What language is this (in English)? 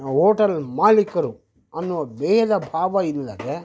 Kannada